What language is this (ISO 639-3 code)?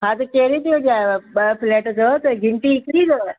snd